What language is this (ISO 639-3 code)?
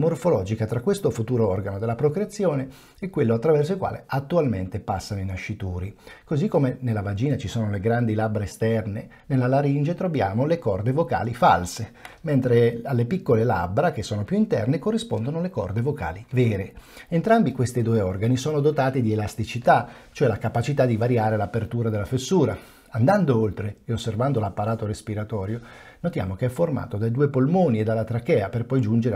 ita